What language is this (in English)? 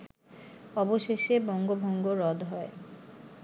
Bangla